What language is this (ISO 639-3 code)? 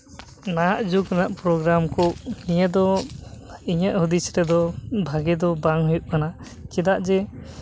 sat